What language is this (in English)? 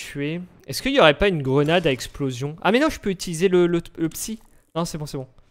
French